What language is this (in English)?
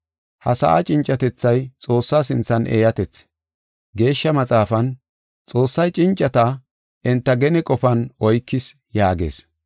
Gofa